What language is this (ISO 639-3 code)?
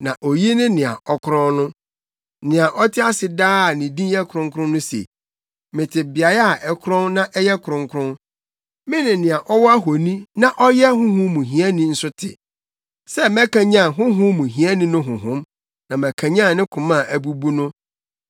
aka